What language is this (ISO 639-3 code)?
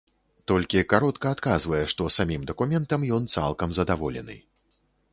bel